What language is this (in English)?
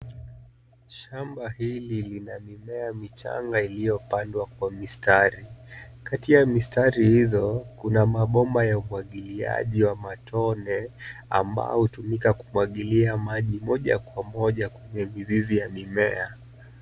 Swahili